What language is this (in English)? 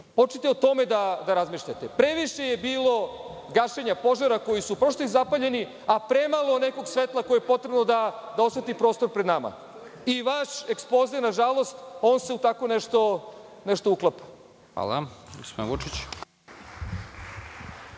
Serbian